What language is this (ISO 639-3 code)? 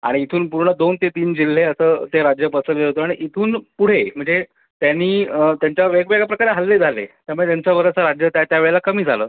mar